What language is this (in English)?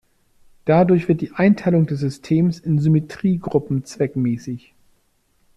German